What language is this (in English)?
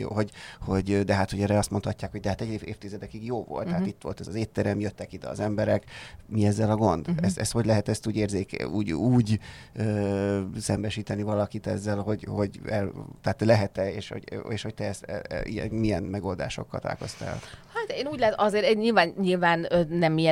Hungarian